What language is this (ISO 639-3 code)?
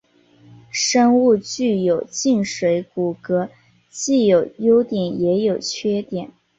zho